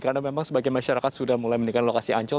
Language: Indonesian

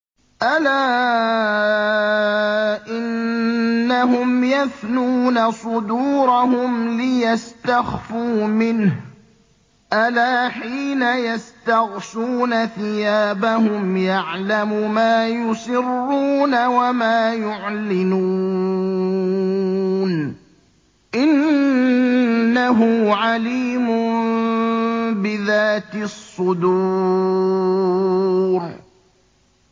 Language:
Arabic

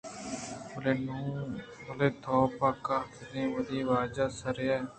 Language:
Eastern Balochi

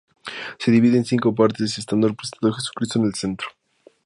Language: Spanish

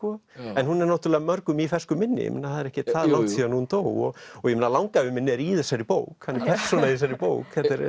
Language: Icelandic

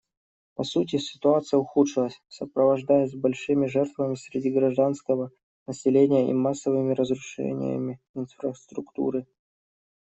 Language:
Russian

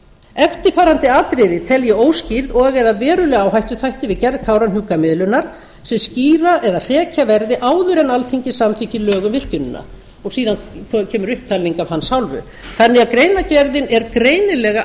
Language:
Icelandic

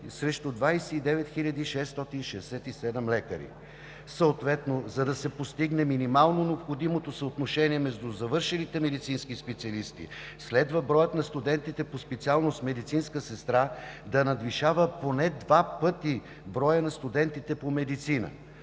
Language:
Bulgarian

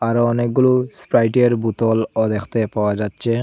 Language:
Bangla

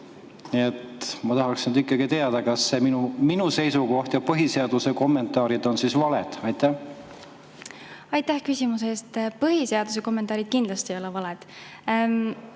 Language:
Estonian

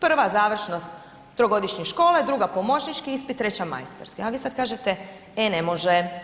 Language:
Croatian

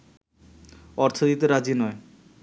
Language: Bangla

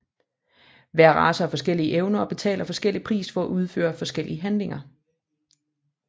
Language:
Danish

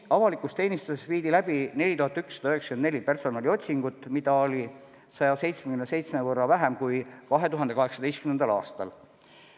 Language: Estonian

